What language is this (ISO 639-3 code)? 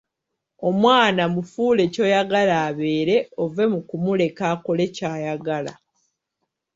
lug